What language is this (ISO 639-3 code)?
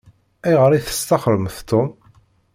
kab